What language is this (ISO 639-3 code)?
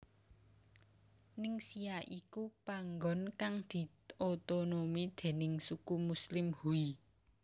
jav